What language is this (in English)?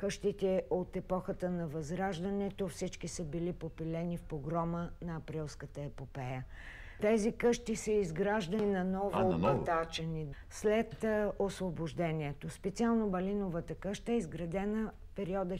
Bulgarian